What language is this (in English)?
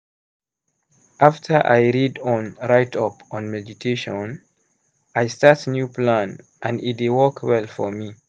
Nigerian Pidgin